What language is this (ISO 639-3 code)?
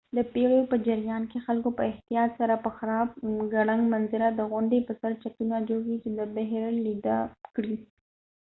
pus